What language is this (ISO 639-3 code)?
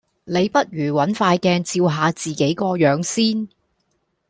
yue